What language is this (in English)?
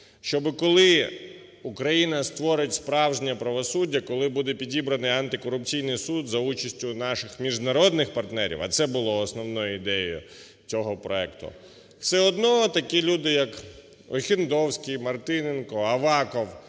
Ukrainian